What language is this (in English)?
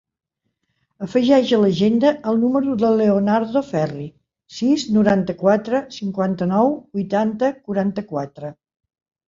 Catalan